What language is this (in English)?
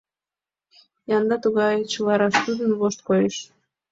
Mari